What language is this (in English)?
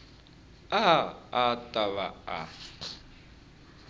Tsonga